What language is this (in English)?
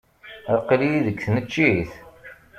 Kabyle